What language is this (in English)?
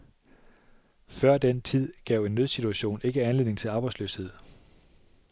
Danish